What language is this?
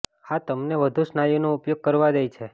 Gujarati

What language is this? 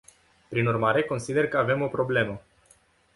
Romanian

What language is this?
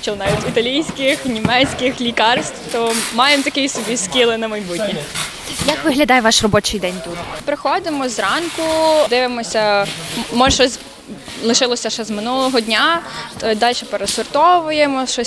Ukrainian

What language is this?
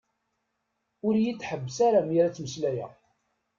Kabyle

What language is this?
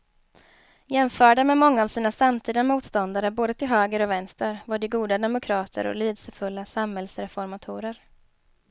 Swedish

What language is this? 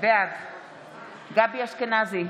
Hebrew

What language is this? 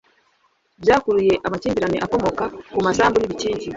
Kinyarwanda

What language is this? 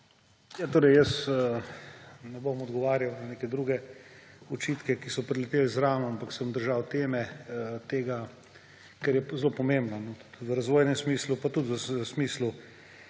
Slovenian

